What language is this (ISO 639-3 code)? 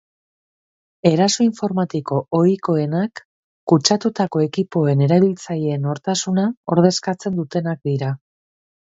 eus